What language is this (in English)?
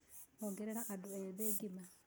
Kikuyu